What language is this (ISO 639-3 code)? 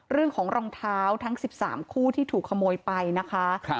tha